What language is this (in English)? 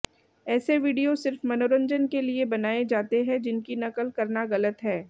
Hindi